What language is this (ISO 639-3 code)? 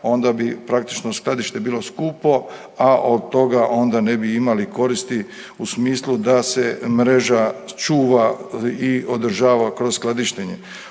hrv